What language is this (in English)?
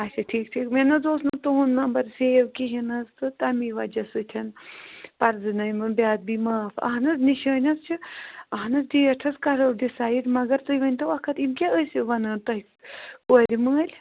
Kashmiri